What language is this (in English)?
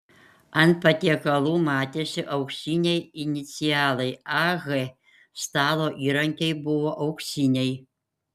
Lithuanian